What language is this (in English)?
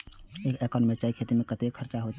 Maithili